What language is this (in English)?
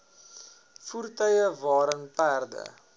Afrikaans